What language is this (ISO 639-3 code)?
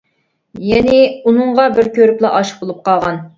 uig